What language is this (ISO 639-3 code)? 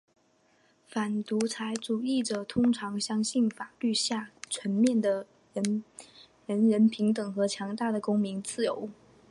zho